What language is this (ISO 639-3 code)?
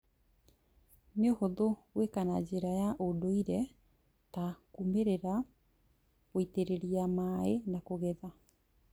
kik